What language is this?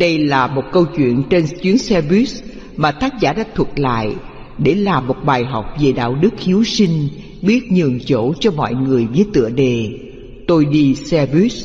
Vietnamese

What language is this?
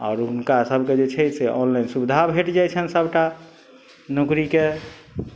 Maithili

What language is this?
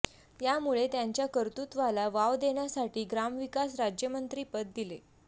Marathi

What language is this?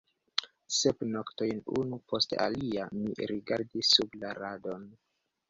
Esperanto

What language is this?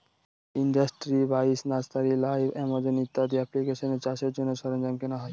Bangla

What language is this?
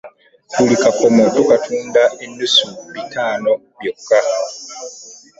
Ganda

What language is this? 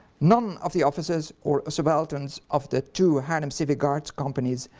English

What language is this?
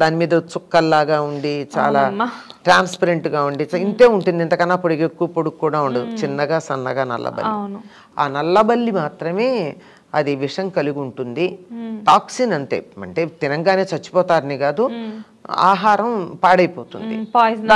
Telugu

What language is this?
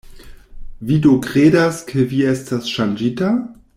Esperanto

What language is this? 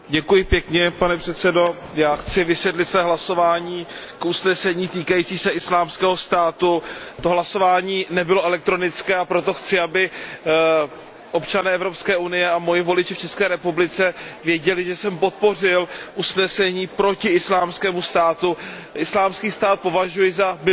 Czech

